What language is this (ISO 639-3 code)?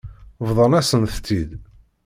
kab